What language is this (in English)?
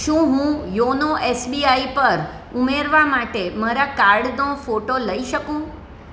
Gujarati